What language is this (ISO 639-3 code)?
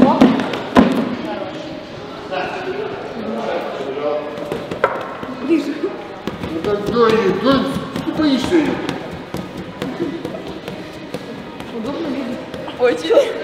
rus